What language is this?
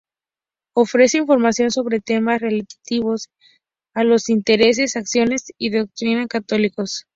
Spanish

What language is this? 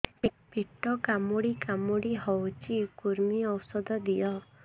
Odia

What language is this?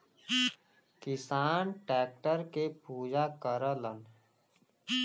Bhojpuri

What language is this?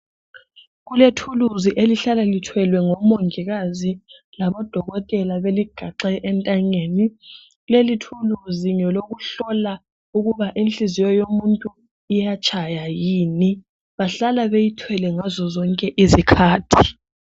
North Ndebele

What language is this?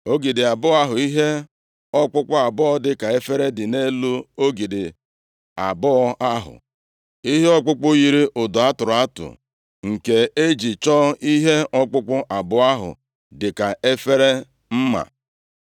Igbo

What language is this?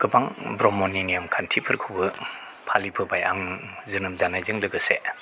Bodo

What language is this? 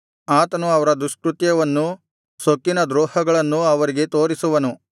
Kannada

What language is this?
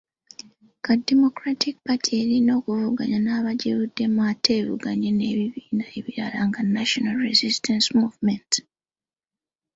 Ganda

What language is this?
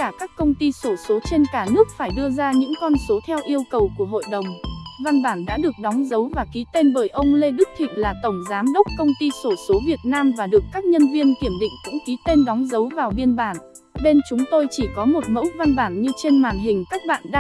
Vietnamese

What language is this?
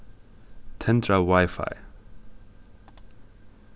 Faroese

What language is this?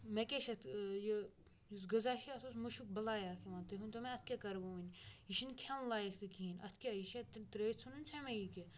Kashmiri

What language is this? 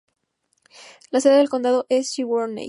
Spanish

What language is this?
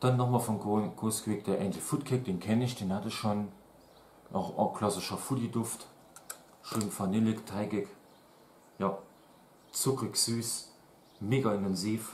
German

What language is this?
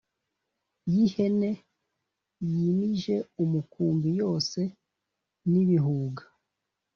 Kinyarwanda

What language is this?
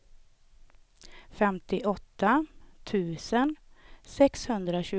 Swedish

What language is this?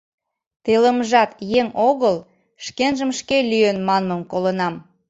Mari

